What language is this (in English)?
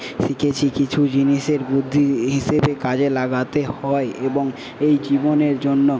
Bangla